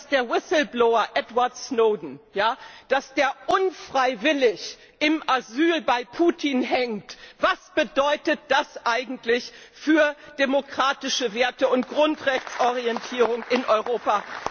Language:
German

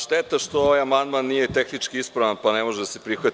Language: Serbian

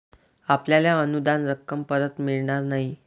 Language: Marathi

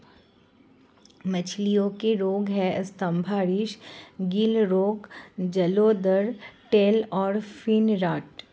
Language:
Hindi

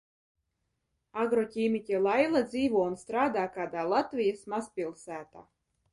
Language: Latvian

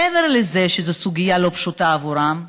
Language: Hebrew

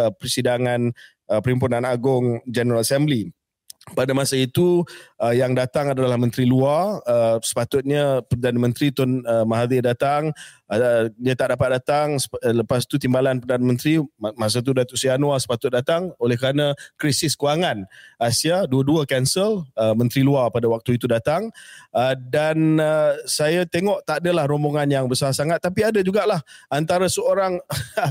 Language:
Malay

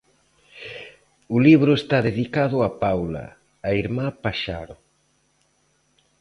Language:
Galician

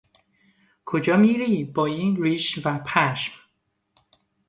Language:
Persian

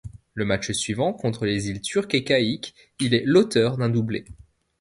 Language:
French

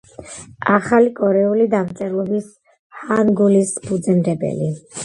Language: Georgian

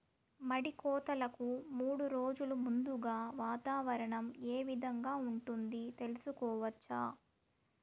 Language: Telugu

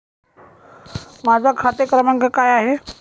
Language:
Marathi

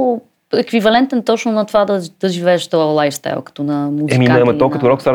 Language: Bulgarian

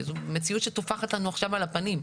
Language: Hebrew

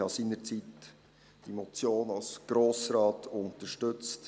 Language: Swiss German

